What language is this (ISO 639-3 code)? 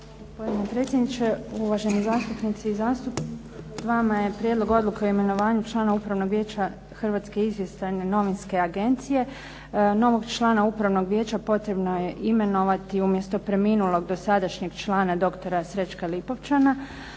hrv